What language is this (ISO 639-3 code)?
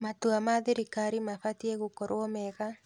kik